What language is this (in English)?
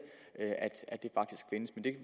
Danish